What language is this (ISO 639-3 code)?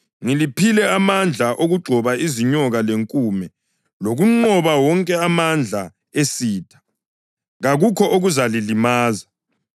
nde